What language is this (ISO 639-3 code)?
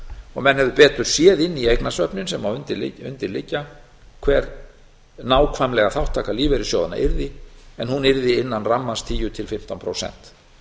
isl